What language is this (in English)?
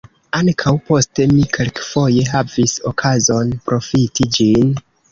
Esperanto